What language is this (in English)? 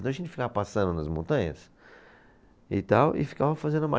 Portuguese